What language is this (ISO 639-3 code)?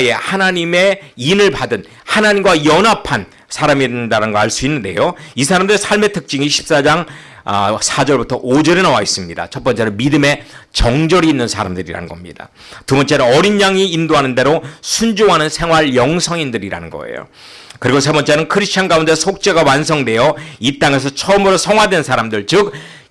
kor